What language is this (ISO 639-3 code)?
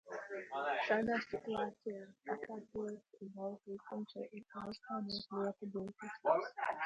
lav